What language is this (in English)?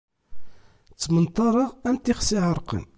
Kabyle